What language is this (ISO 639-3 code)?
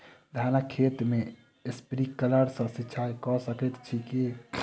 mai